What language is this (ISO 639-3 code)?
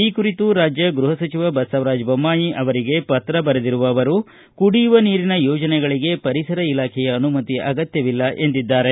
kan